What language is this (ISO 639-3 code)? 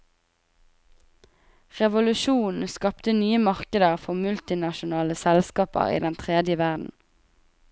nor